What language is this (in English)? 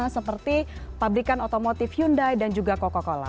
Indonesian